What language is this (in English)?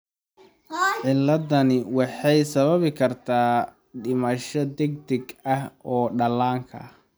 Somali